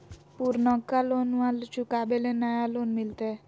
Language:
Magahi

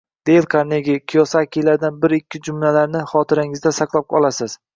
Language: Uzbek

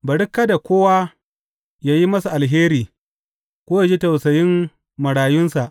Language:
Hausa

